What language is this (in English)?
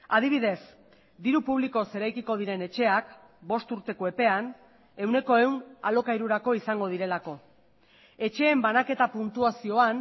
Basque